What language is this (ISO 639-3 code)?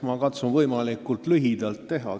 est